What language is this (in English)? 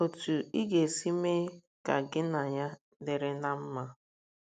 Igbo